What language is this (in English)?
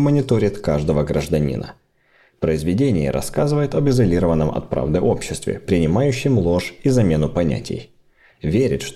Russian